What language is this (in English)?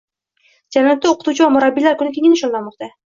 Uzbek